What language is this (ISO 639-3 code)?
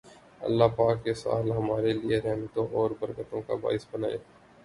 urd